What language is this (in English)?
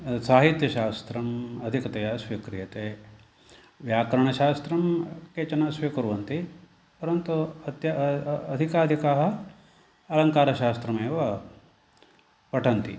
Sanskrit